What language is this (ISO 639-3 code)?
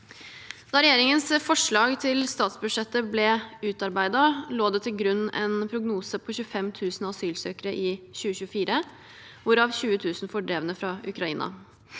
nor